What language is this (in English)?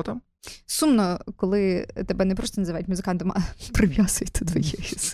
Ukrainian